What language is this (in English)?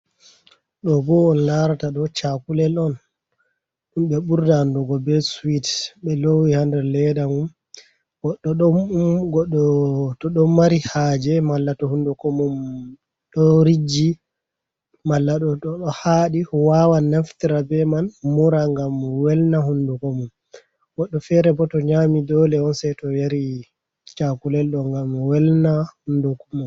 Fula